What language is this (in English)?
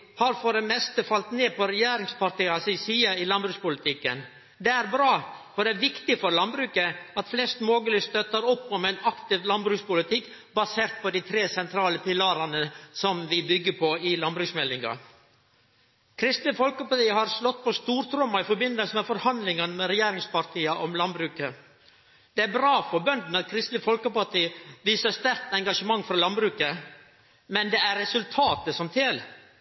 Norwegian Nynorsk